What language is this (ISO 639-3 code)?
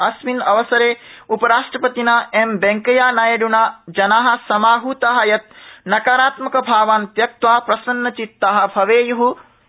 san